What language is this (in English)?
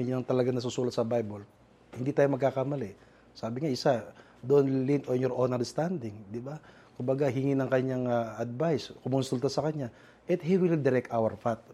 Filipino